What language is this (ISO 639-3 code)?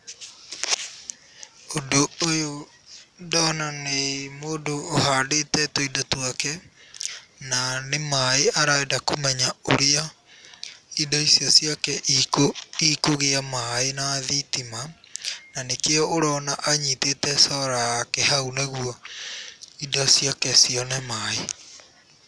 kik